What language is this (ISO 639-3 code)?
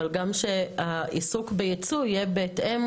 heb